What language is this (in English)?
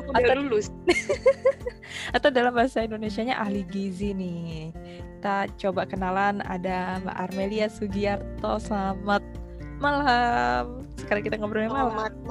Indonesian